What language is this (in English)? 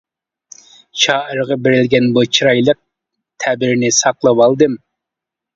Uyghur